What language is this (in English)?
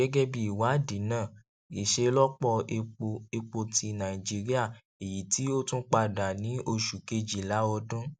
Yoruba